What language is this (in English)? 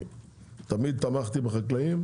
Hebrew